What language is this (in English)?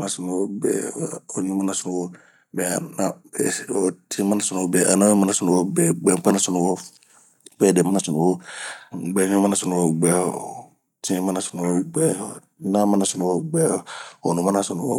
Bomu